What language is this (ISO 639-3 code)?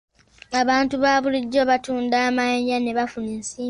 lug